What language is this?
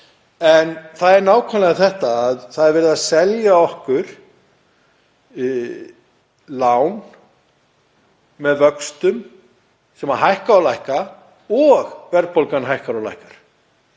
Icelandic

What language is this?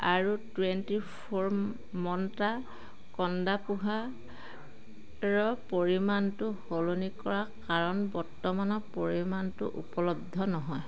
Assamese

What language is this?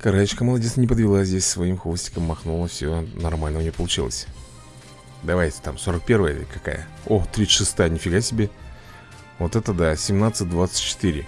Russian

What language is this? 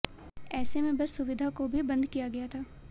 Hindi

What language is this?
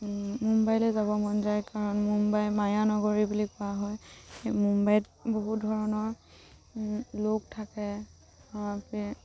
Assamese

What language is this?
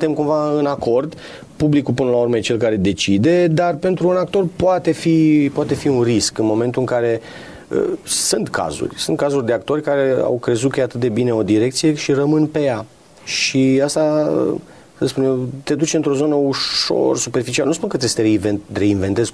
Romanian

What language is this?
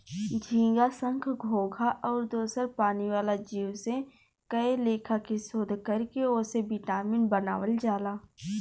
Bhojpuri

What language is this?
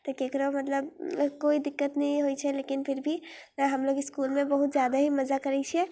Maithili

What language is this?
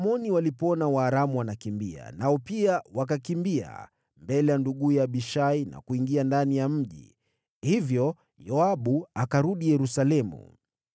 Swahili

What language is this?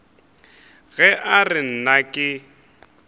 Northern Sotho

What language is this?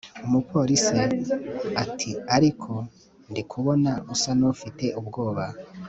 Kinyarwanda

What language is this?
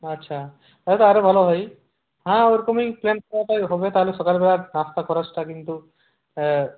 Bangla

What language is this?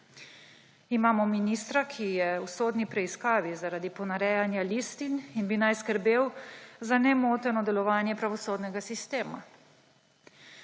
Slovenian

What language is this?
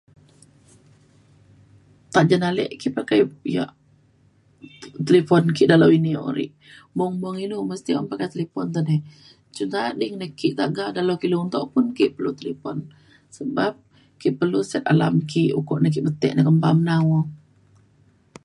Mainstream Kenyah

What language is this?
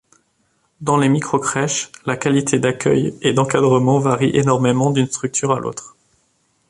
French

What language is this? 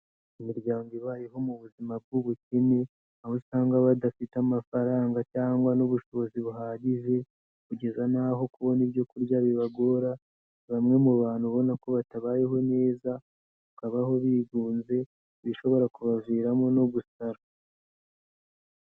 Kinyarwanda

